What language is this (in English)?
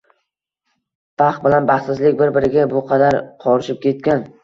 Uzbek